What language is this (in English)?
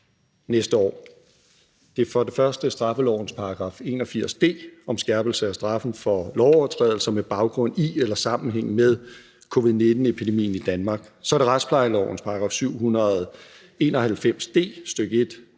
Danish